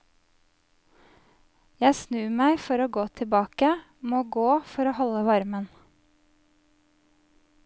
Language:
Norwegian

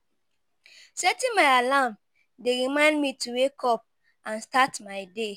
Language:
Nigerian Pidgin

